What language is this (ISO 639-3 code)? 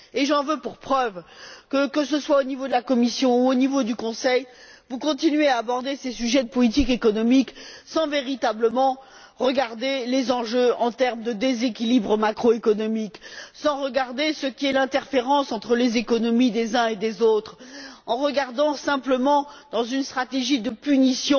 fra